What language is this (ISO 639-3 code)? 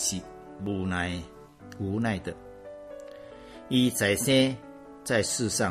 zho